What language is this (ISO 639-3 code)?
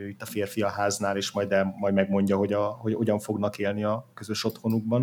hun